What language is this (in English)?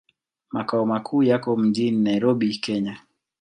Swahili